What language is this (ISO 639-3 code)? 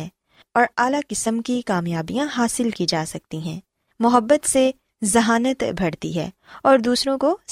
urd